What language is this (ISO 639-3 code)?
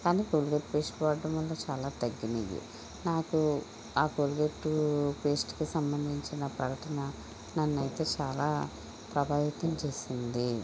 tel